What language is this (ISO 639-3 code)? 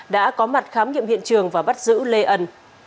vie